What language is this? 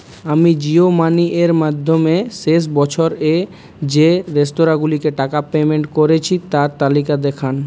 Bangla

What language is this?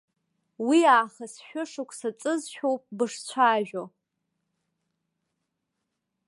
Abkhazian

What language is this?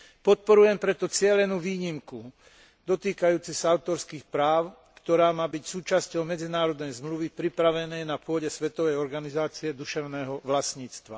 Slovak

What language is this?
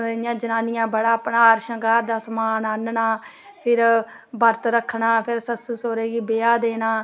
Dogri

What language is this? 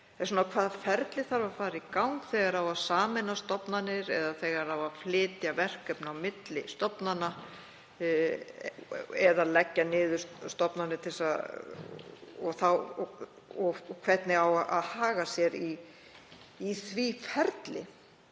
Icelandic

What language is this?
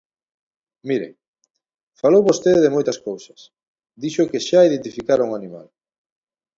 Galician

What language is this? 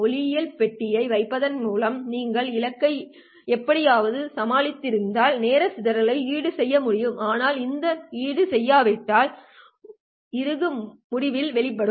Tamil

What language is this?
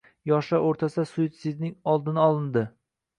Uzbek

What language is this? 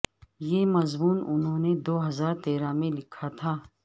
Urdu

